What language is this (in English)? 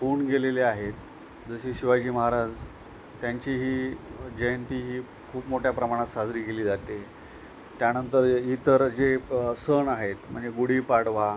Marathi